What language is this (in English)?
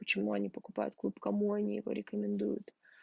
Russian